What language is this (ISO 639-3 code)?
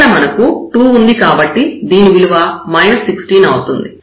tel